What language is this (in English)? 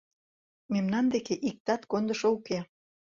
Mari